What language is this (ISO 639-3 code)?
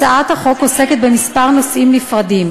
heb